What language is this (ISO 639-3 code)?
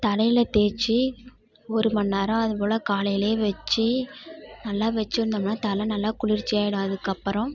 tam